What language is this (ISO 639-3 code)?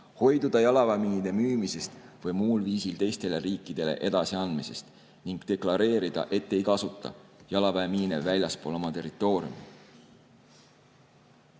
est